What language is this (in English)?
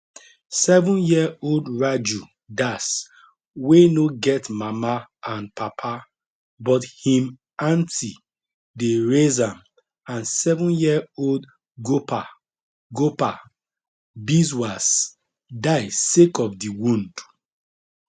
Nigerian Pidgin